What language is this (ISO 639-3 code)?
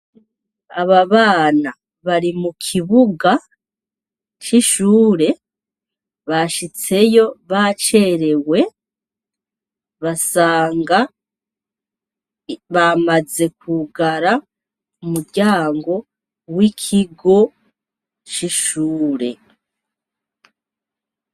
run